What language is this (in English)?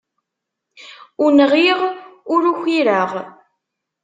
Kabyle